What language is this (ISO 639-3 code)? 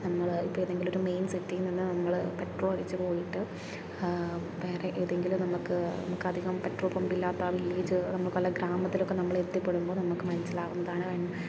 mal